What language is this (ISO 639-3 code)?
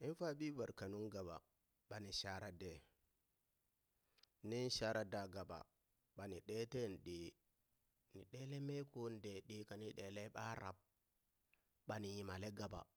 bys